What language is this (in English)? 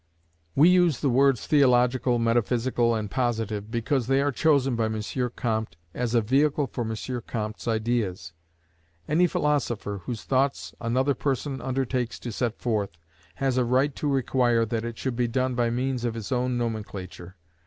English